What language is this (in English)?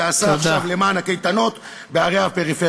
Hebrew